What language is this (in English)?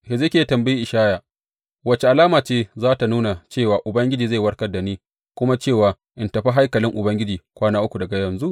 Hausa